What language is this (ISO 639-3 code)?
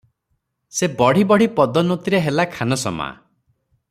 ori